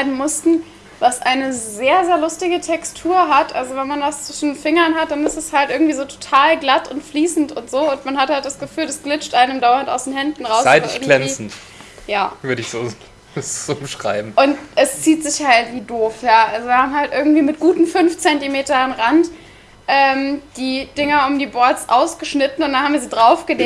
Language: German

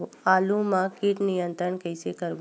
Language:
Chhattisgarhi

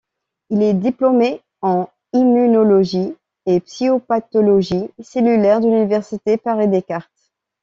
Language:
French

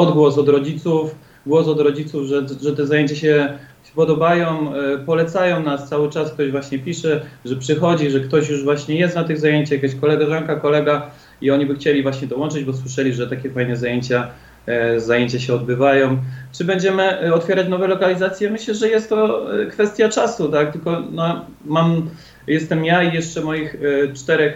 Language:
Polish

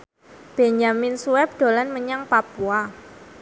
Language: Javanese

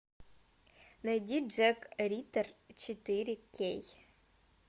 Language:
Russian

